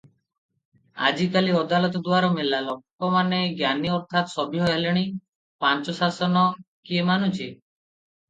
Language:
Odia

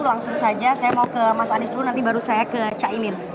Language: Indonesian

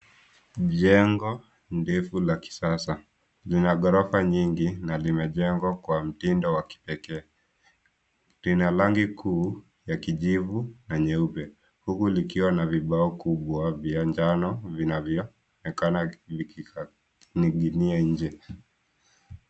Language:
Swahili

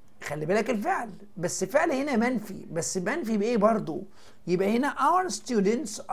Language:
Arabic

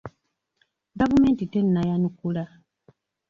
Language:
Ganda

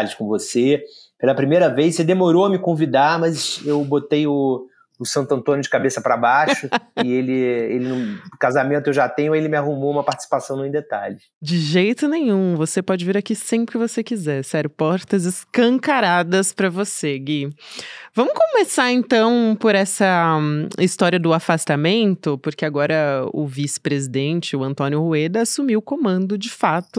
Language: Portuguese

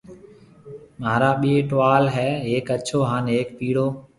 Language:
Marwari (Pakistan)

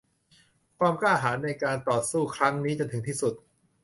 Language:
Thai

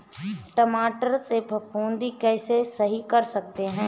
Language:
Hindi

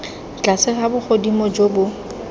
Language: Tswana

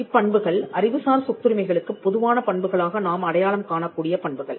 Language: Tamil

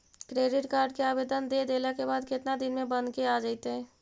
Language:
Magahi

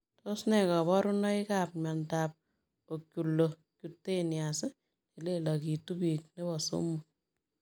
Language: Kalenjin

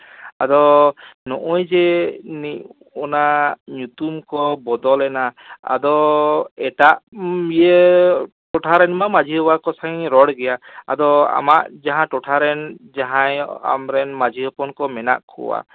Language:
Santali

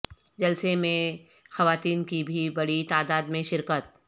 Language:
Urdu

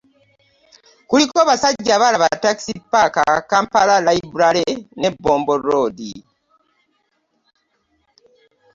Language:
Ganda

